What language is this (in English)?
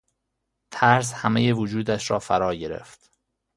Persian